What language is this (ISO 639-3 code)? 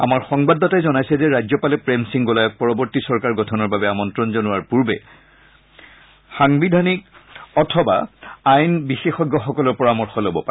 asm